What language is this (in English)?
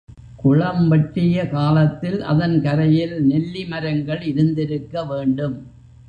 Tamil